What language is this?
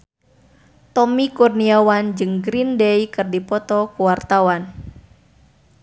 Sundanese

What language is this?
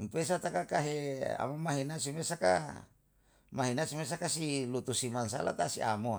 Yalahatan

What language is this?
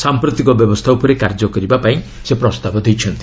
Odia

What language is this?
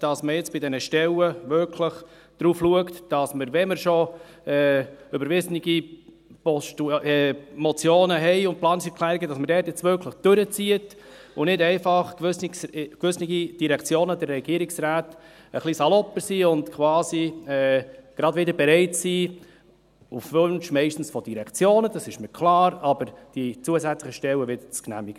Swiss German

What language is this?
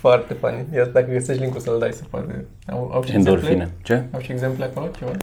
Romanian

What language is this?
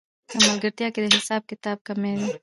Pashto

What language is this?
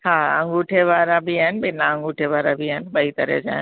Sindhi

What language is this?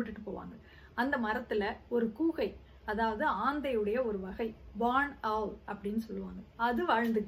Tamil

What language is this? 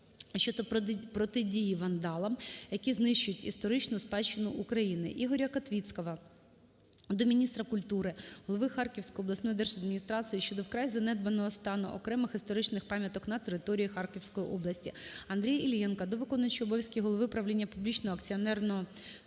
Ukrainian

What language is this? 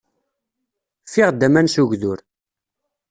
Kabyle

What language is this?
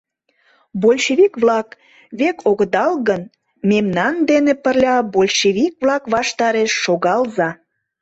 Mari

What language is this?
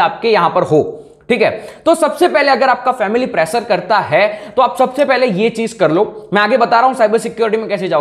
Hindi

